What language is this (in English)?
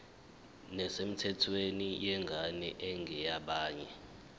Zulu